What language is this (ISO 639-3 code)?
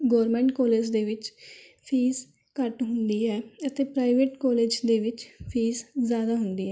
pan